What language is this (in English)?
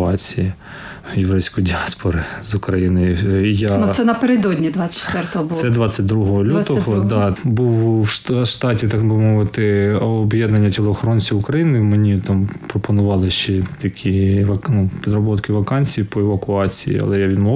Ukrainian